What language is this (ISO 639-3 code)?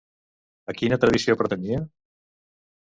cat